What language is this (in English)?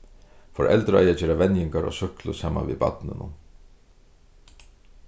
Faroese